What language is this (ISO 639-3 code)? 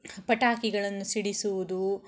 kan